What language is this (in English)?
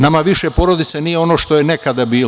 Serbian